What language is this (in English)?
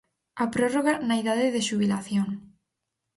Galician